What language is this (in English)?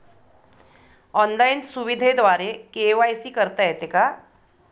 Marathi